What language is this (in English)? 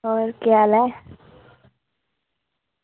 Dogri